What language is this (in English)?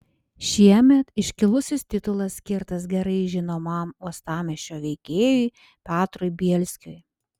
Lithuanian